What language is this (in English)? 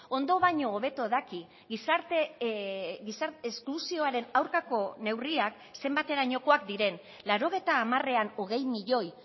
Basque